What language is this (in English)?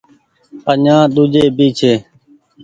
Goaria